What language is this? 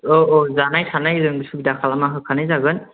Bodo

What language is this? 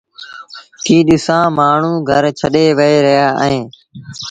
Sindhi Bhil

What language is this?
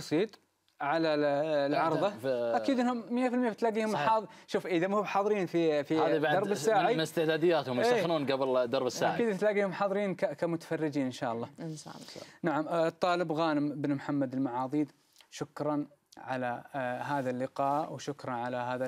Arabic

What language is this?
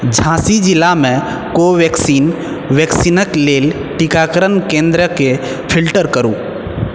Maithili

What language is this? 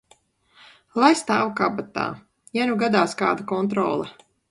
Latvian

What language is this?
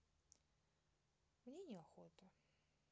Russian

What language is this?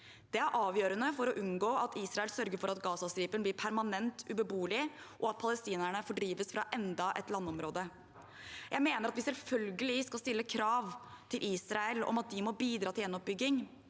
Norwegian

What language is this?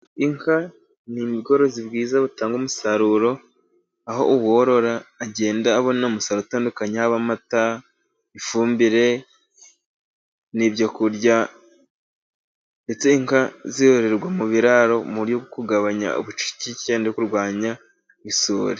Kinyarwanda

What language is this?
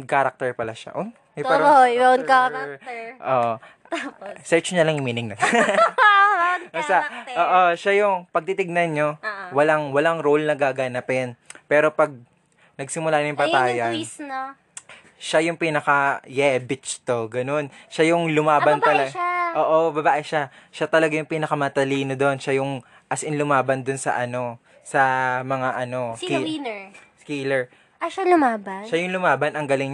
Filipino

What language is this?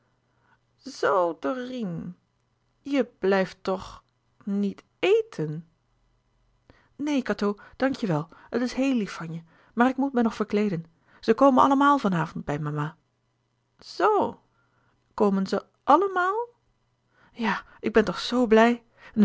Dutch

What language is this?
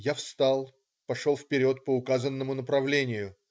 Russian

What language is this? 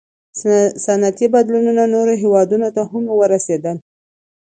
Pashto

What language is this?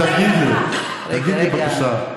Hebrew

